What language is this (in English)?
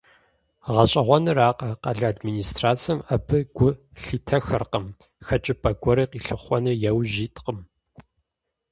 Kabardian